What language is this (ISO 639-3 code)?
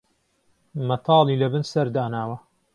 ckb